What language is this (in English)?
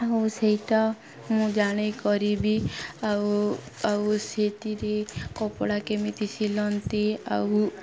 Odia